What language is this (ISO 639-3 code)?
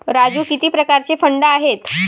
mar